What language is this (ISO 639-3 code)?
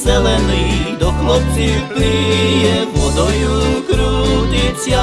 slk